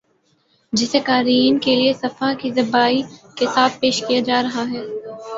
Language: Urdu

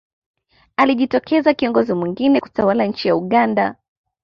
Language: Swahili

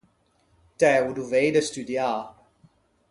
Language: Ligurian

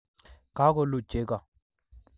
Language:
Kalenjin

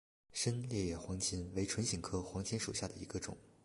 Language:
Chinese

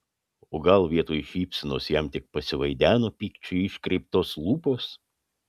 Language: Lithuanian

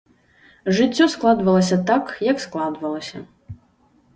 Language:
Belarusian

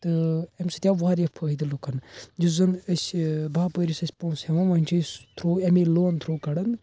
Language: Kashmiri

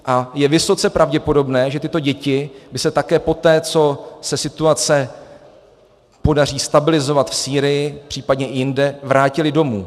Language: Czech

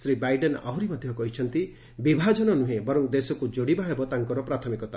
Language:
Odia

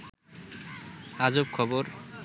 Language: Bangla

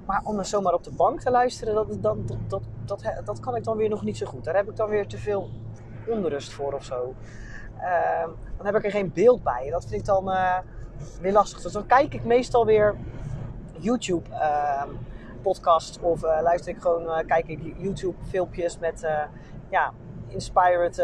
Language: Dutch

